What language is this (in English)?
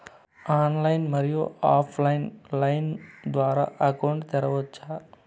Telugu